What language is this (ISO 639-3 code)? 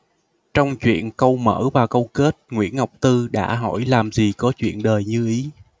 vie